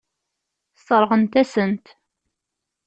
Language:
Kabyle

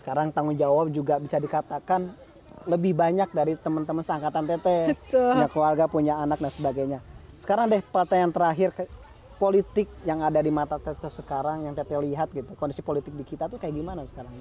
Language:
Indonesian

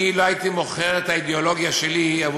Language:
Hebrew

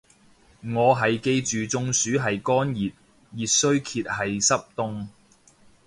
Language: Cantonese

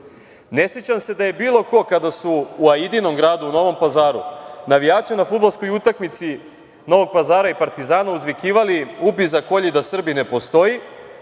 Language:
Serbian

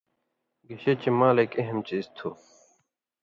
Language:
Indus Kohistani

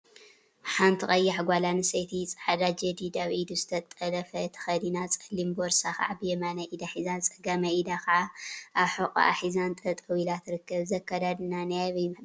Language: Tigrinya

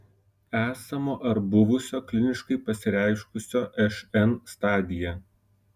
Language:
Lithuanian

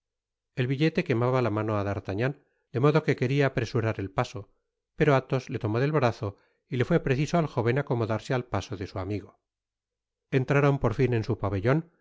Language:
Spanish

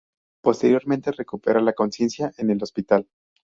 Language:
Spanish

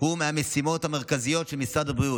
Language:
Hebrew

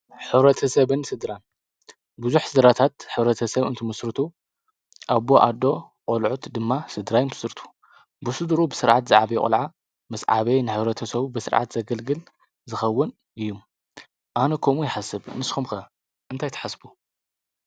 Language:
Tigrinya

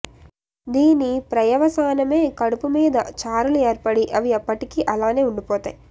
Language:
Telugu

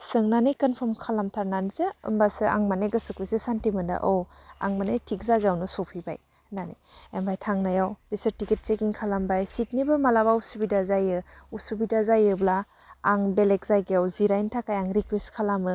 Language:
Bodo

